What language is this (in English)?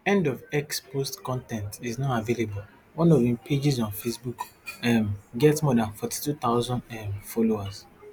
Nigerian Pidgin